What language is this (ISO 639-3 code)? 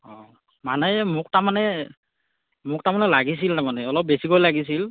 asm